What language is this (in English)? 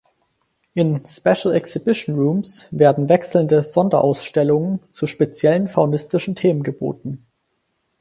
German